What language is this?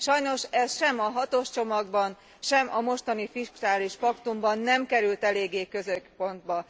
Hungarian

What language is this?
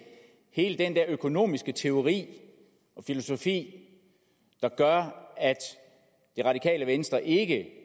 Danish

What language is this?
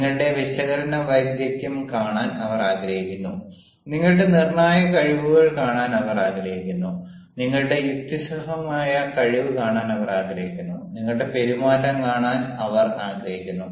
Malayalam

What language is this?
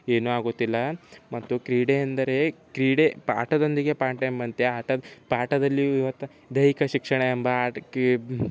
Kannada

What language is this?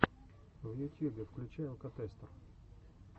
Russian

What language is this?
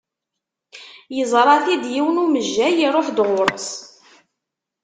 Kabyle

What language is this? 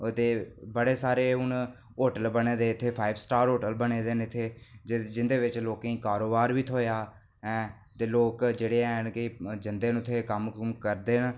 Dogri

